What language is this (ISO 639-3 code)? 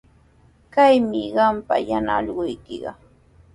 qws